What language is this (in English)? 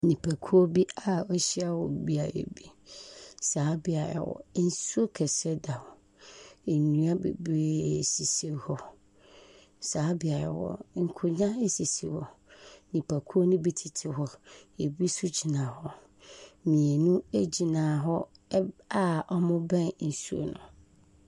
Akan